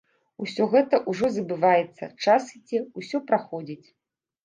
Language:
Belarusian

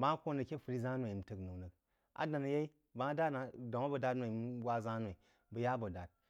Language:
Jiba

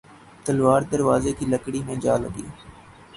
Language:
Urdu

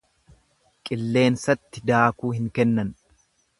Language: Oromo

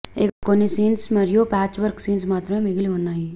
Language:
Telugu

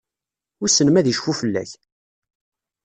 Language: Kabyle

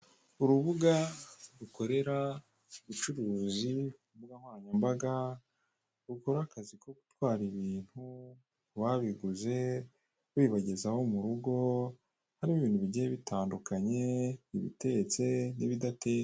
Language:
Kinyarwanda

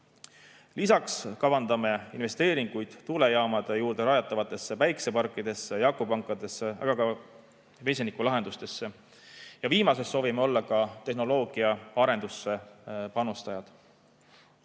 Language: Estonian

